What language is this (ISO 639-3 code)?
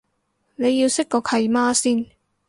yue